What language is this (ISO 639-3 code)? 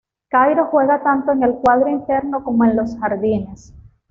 spa